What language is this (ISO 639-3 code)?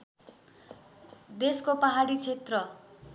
nep